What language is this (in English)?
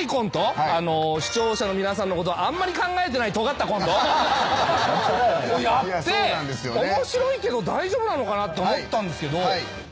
Japanese